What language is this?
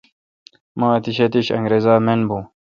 Kalkoti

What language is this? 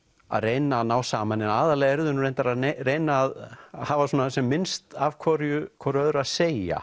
Icelandic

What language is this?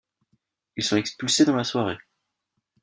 French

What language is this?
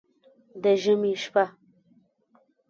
Pashto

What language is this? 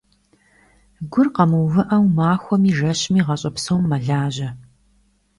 Kabardian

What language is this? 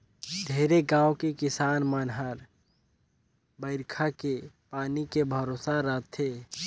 Chhattisgarhi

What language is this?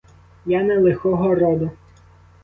Ukrainian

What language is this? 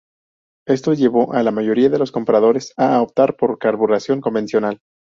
Spanish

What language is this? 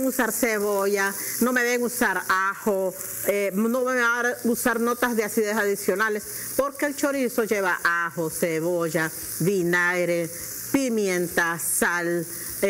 Spanish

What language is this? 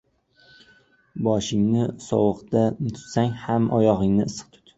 Uzbek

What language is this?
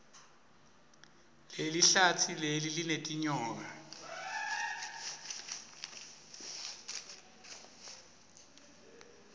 Swati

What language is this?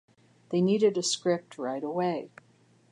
English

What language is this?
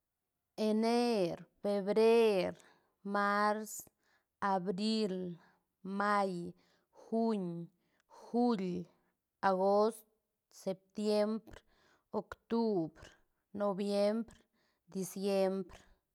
Santa Catarina Albarradas Zapotec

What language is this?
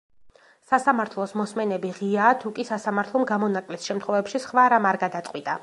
Georgian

